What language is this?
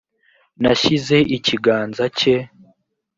Kinyarwanda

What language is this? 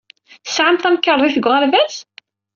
Kabyle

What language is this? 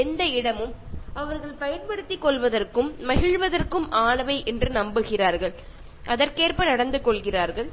Malayalam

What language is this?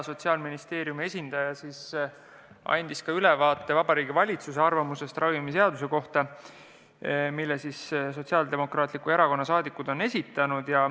Estonian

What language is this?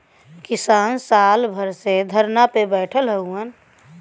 Bhojpuri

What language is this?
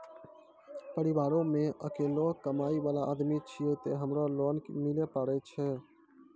Maithili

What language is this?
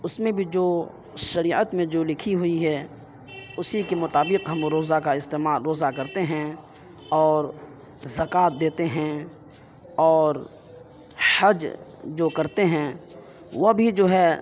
Urdu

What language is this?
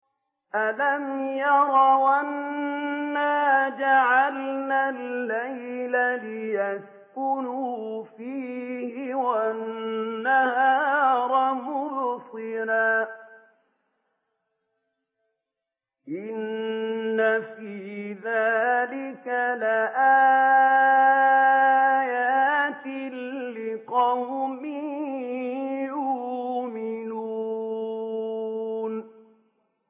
Arabic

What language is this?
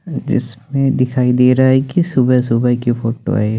Hindi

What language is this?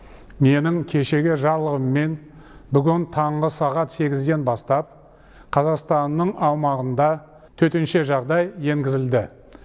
Kazakh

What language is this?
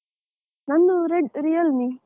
Kannada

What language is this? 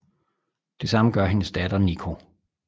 Danish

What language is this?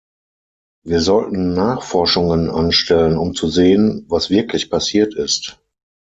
German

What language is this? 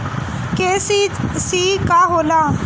Bhojpuri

